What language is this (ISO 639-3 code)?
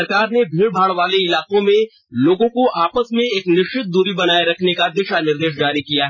hin